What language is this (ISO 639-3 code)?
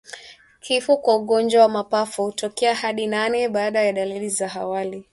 swa